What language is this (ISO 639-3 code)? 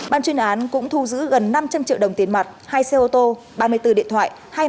vie